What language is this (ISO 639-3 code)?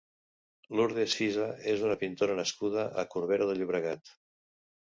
cat